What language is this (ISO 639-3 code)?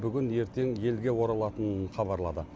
kaz